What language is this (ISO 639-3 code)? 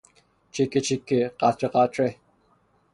fas